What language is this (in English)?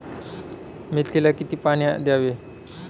Marathi